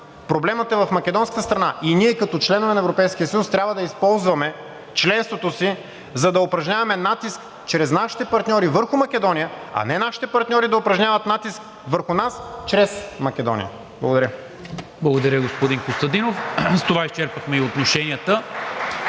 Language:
Bulgarian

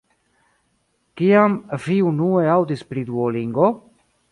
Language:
Esperanto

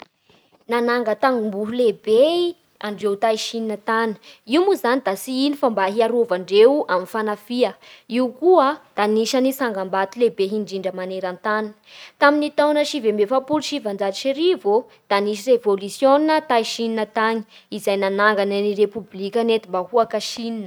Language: Bara Malagasy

